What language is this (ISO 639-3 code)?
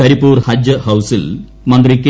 mal